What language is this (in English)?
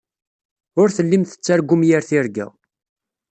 Kabyle